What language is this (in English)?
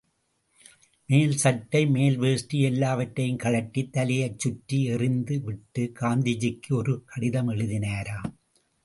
Tamil